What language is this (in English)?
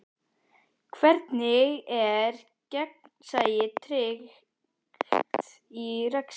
Icelandic